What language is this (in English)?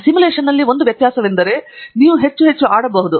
Kannada